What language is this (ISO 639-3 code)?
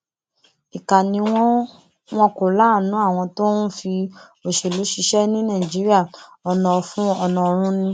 yor